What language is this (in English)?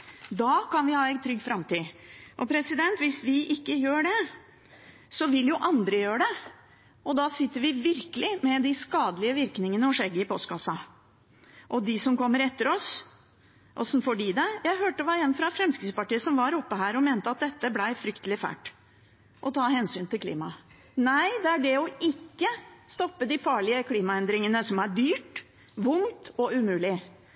Norwegian Bokmål